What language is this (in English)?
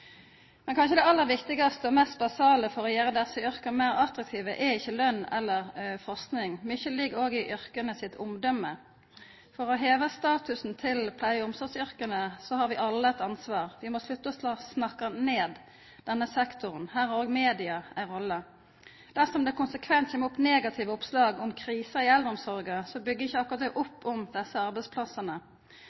Norwegian Nynorsk